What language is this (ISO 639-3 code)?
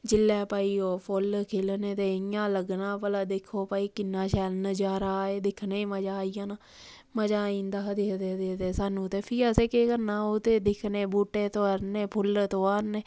doi